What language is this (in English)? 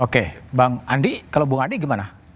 Indonesian